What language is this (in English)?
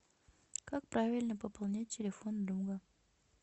Russian